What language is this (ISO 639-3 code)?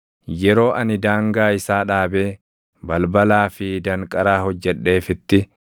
orm